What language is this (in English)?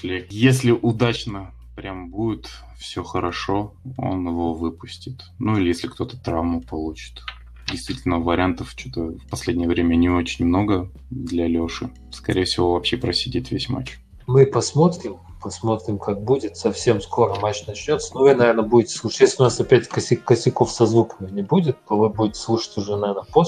Russian